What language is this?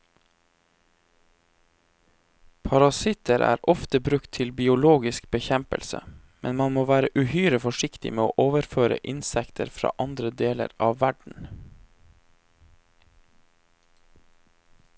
Norwegian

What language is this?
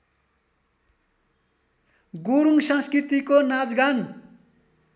Nepali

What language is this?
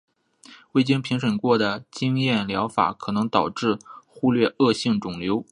Chinese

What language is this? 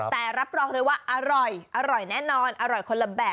Thai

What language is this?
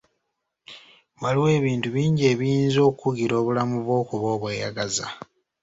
Ganda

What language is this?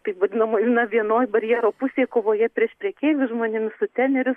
Lithuanian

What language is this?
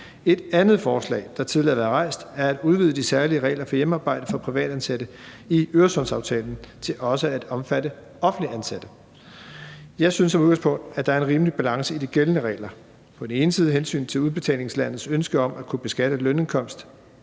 Danish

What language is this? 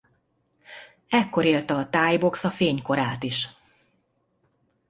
Hungarian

